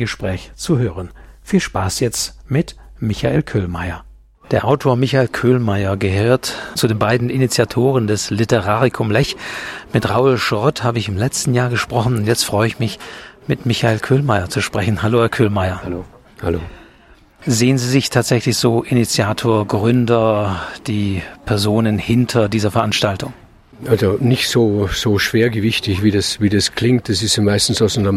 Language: German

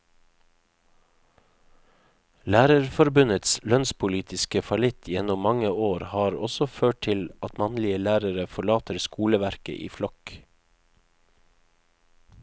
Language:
Norwegian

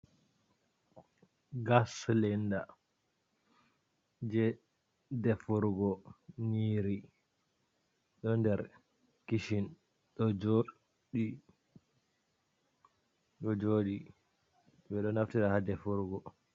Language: Fula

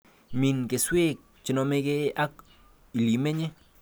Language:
Kalenjin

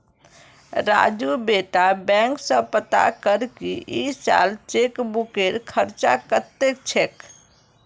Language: Magahi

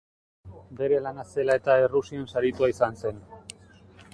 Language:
Basque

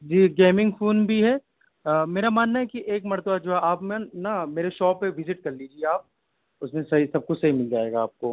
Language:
Urdu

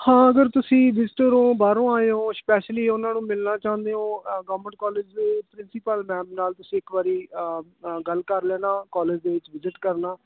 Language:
Punjabi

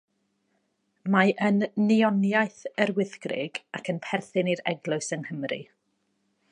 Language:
Welsh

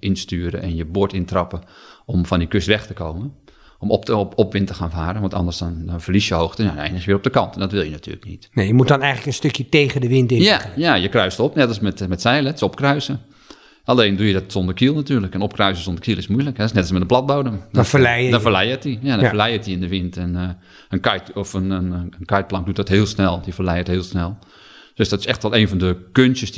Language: Dutch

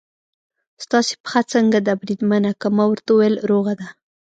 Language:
Pashto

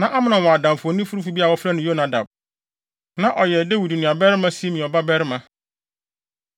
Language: Akan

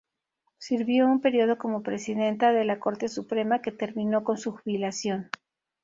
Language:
Spanish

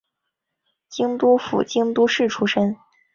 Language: Chinese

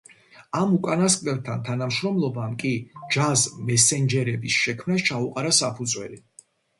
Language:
Georgian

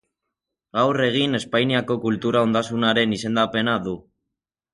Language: Basque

